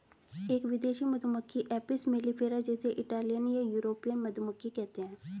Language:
Hindi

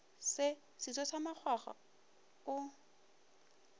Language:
Northern Sotho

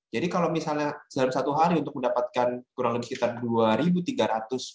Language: Indonesian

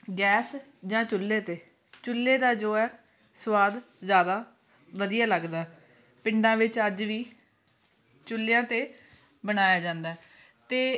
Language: Punjabi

